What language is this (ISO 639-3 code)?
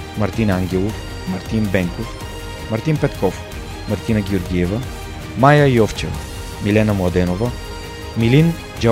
bul